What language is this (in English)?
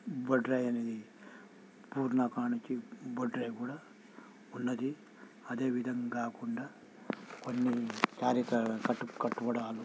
Telugu